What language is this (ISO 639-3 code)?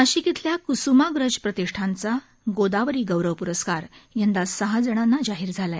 mar